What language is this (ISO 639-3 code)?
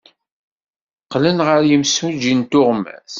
kab